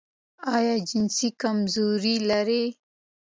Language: Pashto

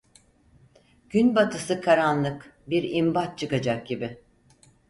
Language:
Turkish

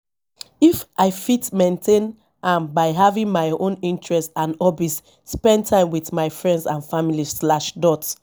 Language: Nigerian Pidgin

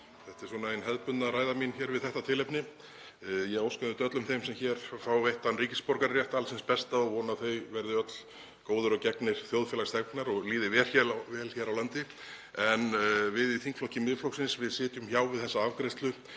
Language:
Icelandic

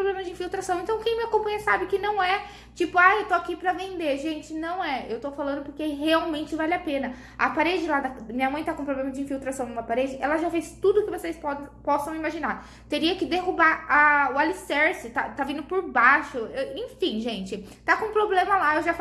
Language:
Portuguese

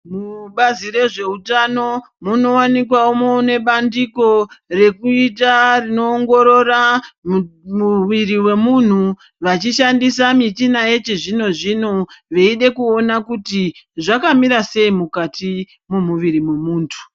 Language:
Ndau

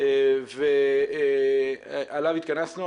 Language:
Hebrew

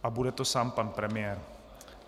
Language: Czech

